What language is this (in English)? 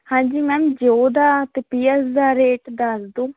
Punjabi